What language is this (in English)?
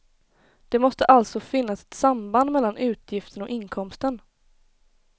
Swedish